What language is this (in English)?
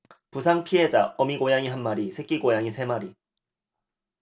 Korean